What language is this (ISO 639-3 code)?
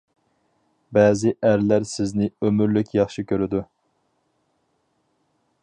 uig